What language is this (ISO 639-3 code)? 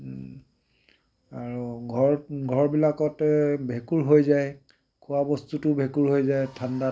asm